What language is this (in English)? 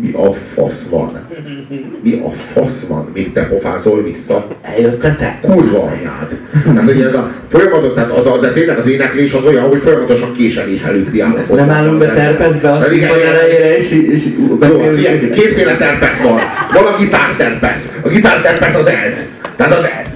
Hungarian